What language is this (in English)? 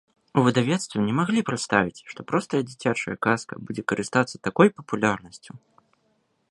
Belarusian